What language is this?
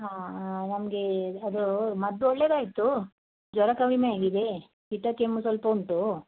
Kannada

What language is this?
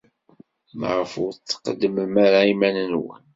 Kabyle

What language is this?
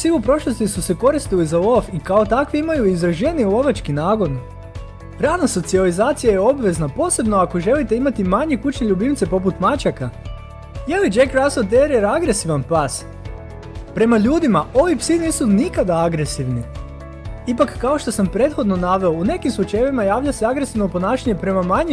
Croatian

